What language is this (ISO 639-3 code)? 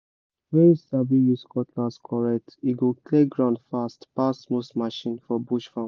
pcm